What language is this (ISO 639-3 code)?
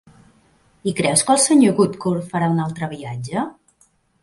cat